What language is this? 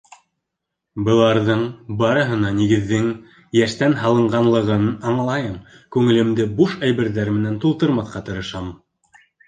Bashkir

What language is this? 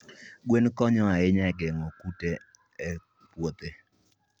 Luo (Kenya and Tanzania)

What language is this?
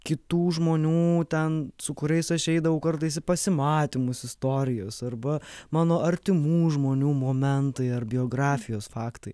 Lithuanian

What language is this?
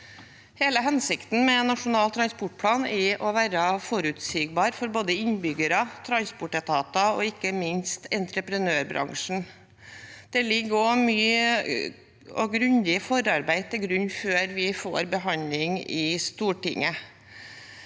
Norwegian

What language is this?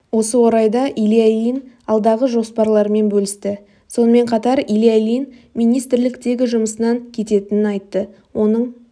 Kazakh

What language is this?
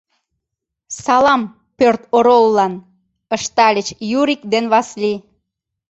Mari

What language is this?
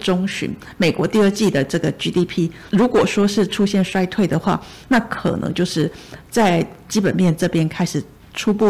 Chinese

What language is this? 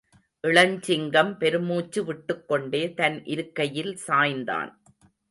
Tamil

